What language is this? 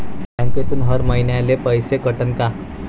Marathi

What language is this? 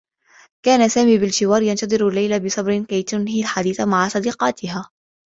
Arabic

